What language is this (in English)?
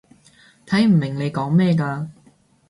Cantonese